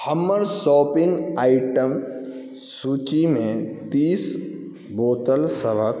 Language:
Maithili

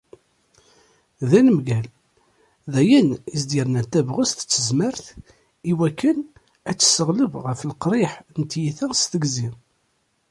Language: Kabyle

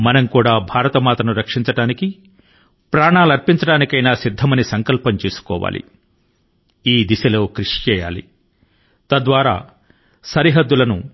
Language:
Telugu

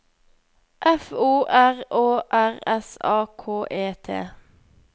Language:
Norwegian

